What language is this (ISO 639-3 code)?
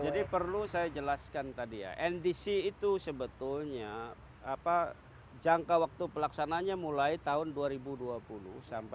ind